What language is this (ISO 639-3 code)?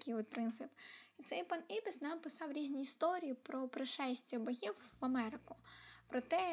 ukr